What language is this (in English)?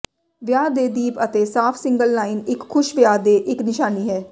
Punjabi